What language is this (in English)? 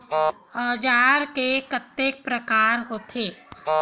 Chhattisgarhi